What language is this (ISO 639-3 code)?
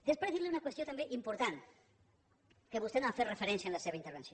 cat